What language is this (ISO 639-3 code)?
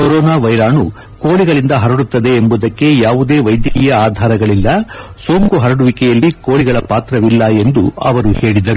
kan